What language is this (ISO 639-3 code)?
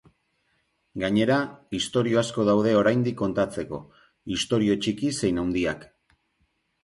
eus